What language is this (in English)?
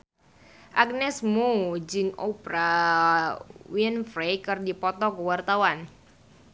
Sundanese